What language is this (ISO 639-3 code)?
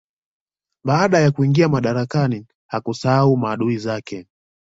swa